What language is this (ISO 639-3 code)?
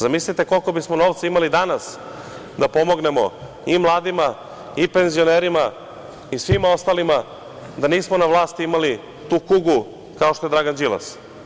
srp